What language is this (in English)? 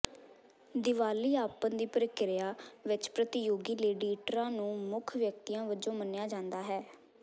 Punjabi